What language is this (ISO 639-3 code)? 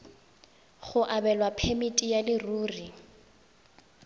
tsn